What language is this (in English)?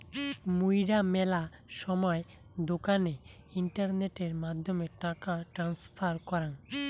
Bangla